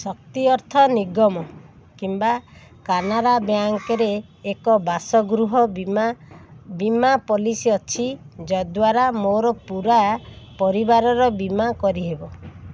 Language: Odia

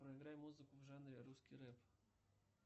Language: Russian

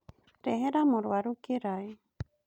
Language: Kikuyu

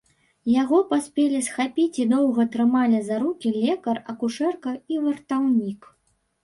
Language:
Belarusian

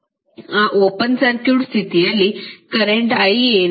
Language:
Kannada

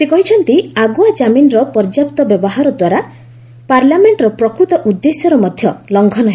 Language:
Odia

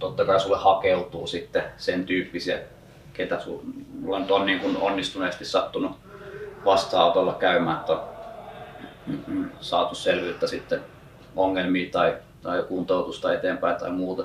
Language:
Finnish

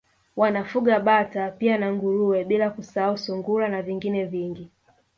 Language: Swahili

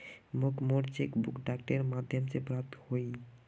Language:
Magahi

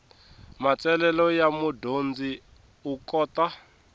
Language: Tsonga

